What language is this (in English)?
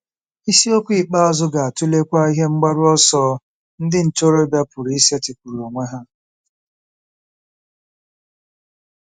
Igbo